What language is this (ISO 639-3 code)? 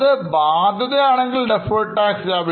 mal